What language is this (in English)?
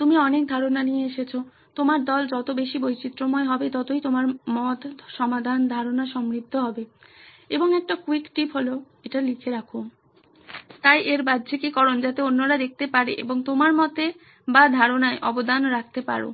Bangla